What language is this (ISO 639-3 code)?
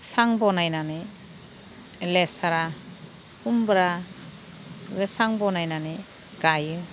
brx